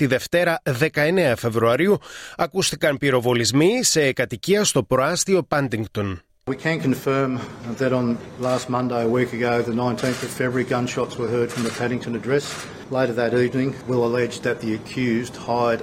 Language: Greek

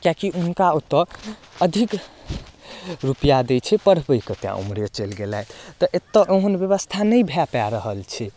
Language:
Maithili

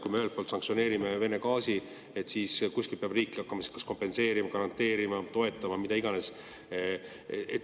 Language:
Estonian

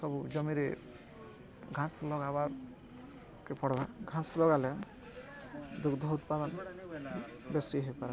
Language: Odia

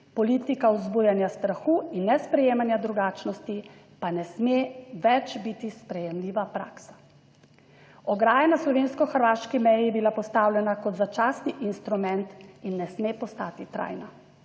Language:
Slovenian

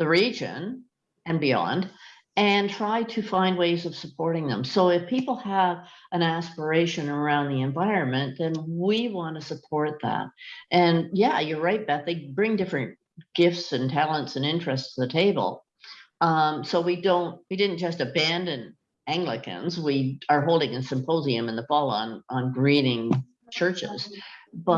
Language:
English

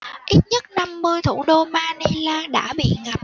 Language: Vietnamese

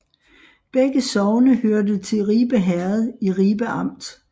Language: Danish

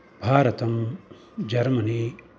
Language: Sanskrit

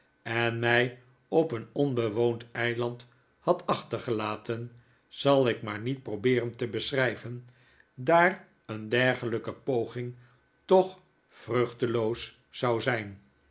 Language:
Dutch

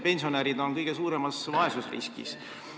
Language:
Estonian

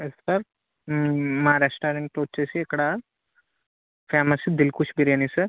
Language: Telugu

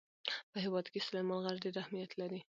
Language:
Pashto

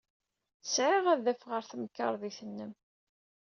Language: Kabyle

